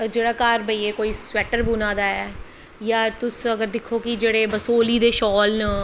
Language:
Dogri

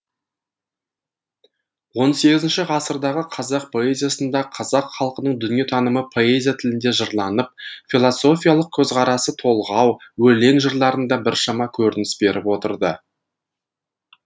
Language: Kazakh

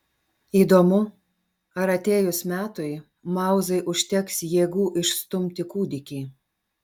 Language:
Lithuanian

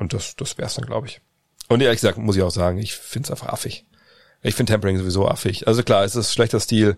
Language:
German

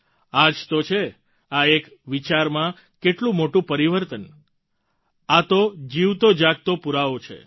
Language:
Gujarati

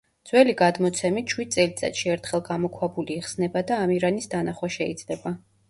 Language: Georgian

